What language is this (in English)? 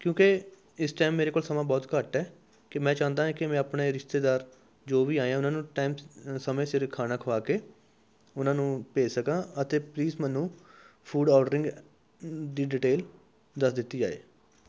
Punjabi